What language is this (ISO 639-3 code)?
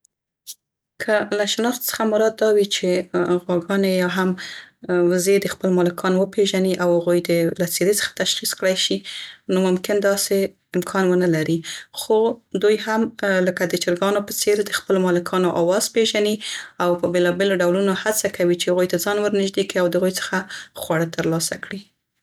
pst